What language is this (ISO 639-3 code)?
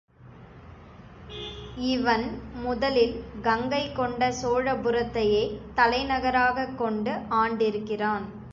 tam